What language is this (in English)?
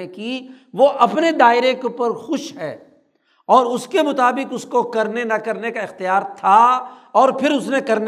Urdu